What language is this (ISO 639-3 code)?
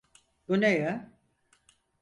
tur